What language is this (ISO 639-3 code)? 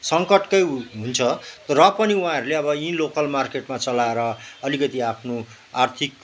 nep